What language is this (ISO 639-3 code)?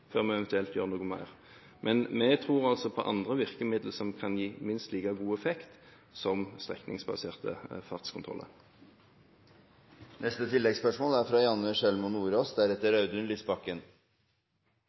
nor